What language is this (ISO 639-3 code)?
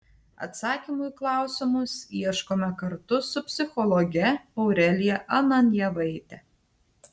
lit